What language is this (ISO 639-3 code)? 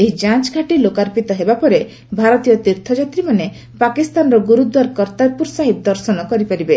ori